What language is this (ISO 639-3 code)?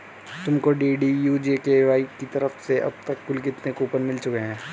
hin